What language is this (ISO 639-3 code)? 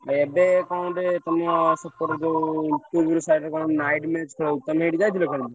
ori